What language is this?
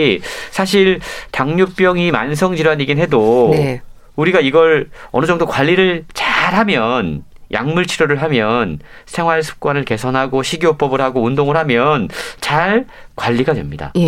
Korean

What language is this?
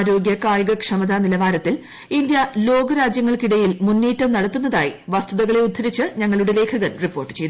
Malayalam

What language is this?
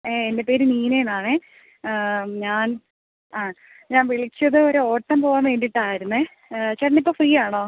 Malayalam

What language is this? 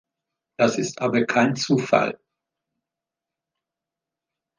German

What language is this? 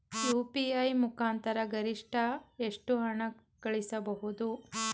Kannada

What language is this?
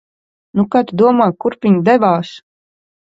Latvian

